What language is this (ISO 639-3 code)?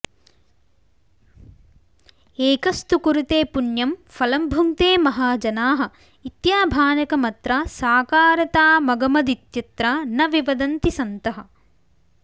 san